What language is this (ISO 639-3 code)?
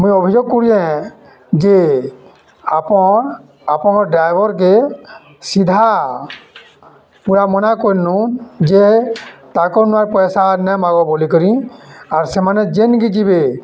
ori